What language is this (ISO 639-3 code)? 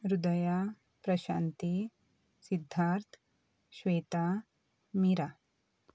kok